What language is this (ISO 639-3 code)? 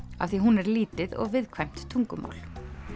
isl